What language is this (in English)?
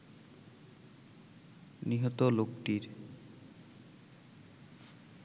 Bangla